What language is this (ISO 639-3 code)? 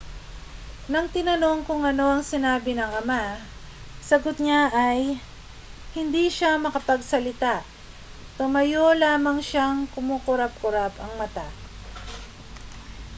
fil